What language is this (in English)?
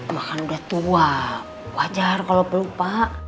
Indonesian